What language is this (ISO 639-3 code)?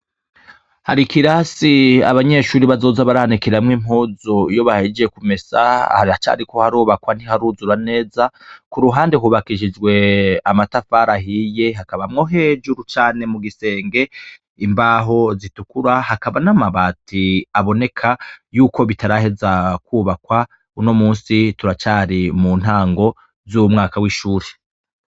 run